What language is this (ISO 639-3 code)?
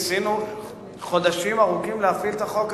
heb